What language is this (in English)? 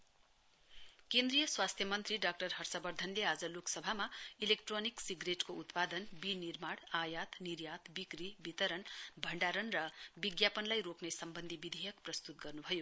Nepali